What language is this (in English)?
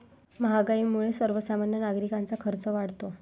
Marathi